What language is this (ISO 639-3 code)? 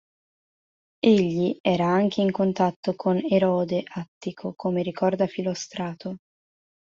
ita